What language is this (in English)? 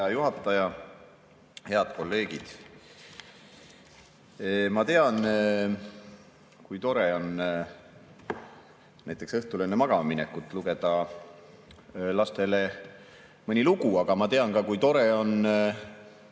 Estonian